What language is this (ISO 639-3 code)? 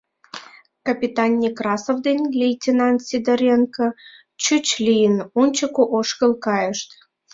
chm